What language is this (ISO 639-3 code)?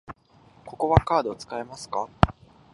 jpn